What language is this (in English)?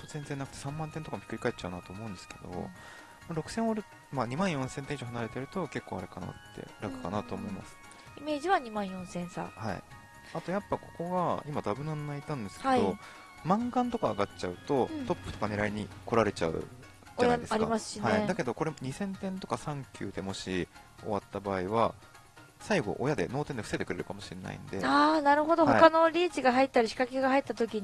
Japanese